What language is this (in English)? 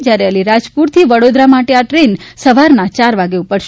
Gujarati